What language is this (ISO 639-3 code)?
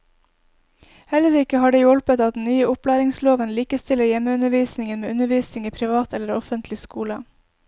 nor